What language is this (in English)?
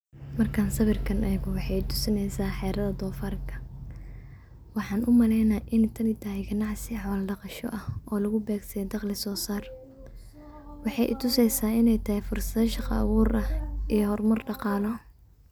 Somali